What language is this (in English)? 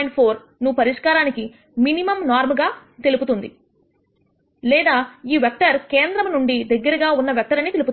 Telugu